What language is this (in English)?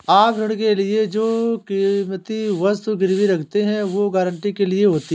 Hindi